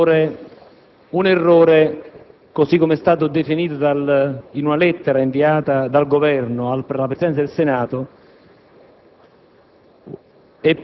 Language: Italian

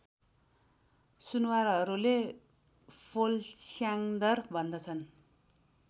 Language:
Nepali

